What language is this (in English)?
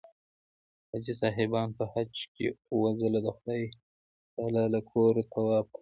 Pashto